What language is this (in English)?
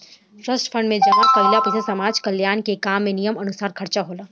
Bhojpuri